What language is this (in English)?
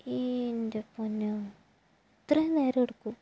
Malayalam